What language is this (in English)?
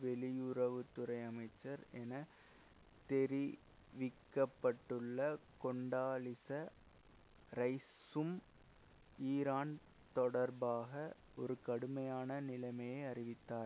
Tamil